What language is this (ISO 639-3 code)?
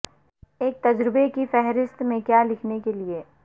urd